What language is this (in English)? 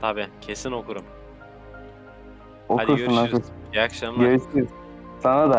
Turkish